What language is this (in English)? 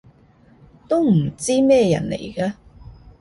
Cantonese